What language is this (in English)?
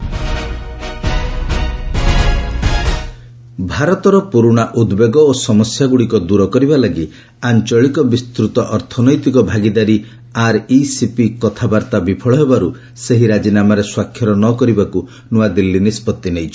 Odia